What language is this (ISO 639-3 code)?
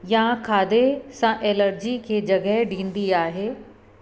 snd